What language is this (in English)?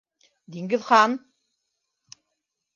Bashkir